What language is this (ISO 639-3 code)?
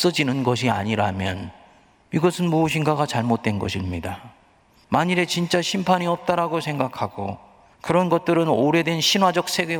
kor